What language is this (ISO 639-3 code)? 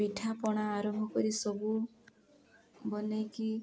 ori